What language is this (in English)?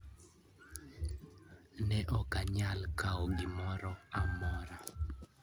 Luo (Kenya and Tanzania)